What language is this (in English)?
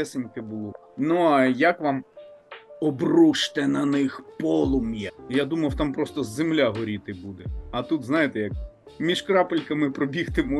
Ukrainian